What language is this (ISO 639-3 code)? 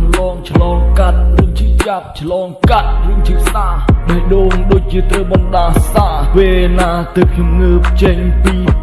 vie